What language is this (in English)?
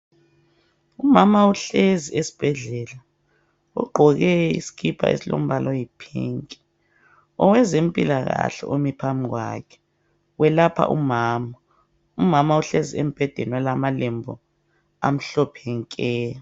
North Ndebele